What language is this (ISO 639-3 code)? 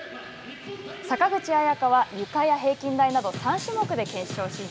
jpn